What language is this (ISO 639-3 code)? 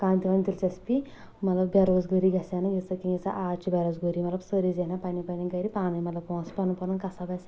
kas